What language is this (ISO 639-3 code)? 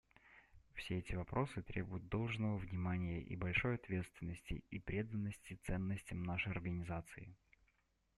rus